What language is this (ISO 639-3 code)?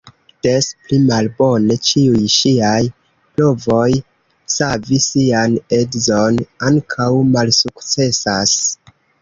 epo